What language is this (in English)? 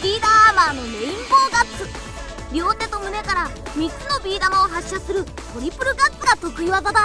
Japanese